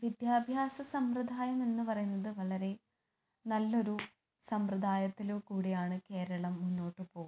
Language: Malayalam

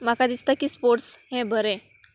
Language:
Konkani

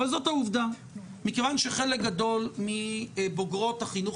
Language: Hebrew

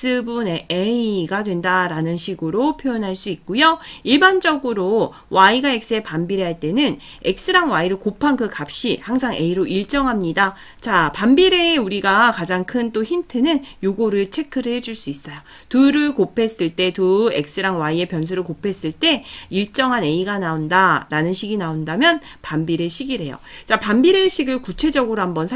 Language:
Korean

